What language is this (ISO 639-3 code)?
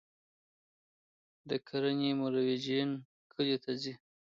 pus